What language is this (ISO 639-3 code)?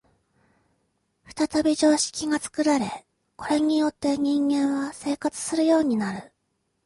jpn